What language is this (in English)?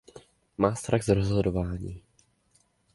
Czech